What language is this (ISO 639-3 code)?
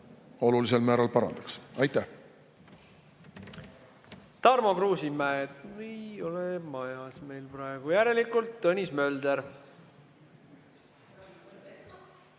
est